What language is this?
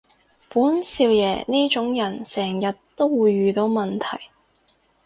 Cantonese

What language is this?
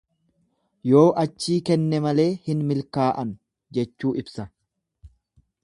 Oromo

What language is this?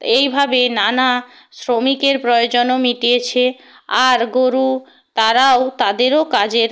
Bangla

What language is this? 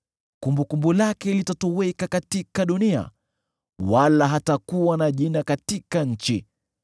Swahili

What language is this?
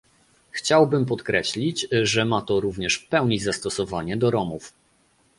Polish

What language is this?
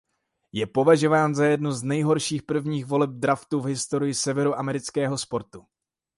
Czech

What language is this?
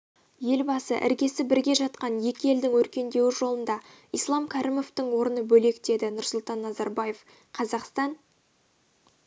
Kazakh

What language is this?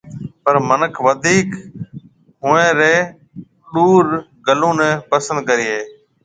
Marwari (Pakistan)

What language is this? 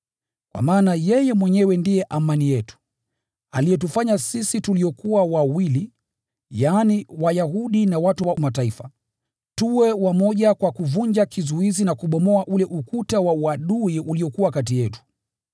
Swahili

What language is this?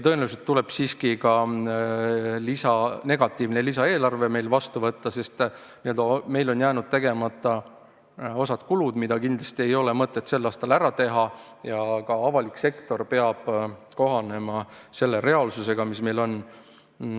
Estonian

